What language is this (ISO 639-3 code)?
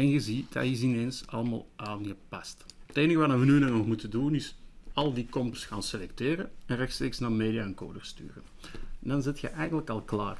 nld